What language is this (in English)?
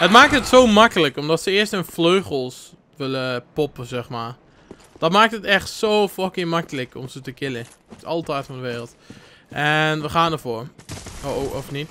Dutch